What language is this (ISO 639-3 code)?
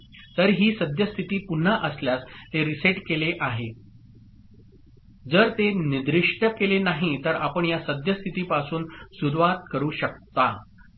mar